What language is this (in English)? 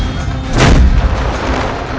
Indonesian